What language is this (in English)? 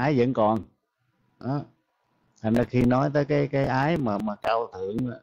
Vietnamese